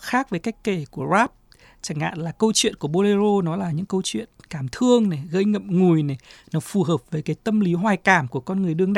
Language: Vietnamese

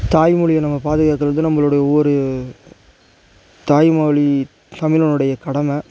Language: Tamil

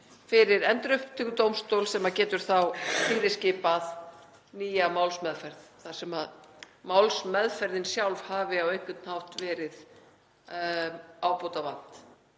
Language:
Icelandic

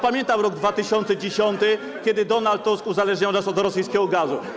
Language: Polish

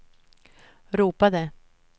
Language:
Swedish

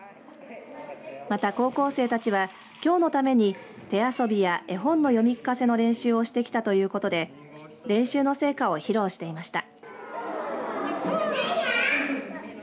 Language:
Japanese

